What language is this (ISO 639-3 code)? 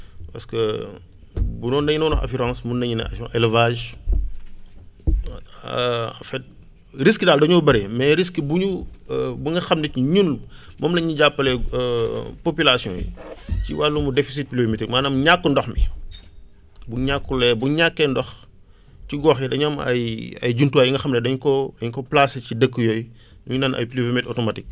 wol